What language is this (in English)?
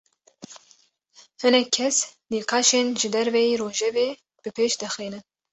Kurdish